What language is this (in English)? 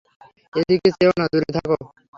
Bangla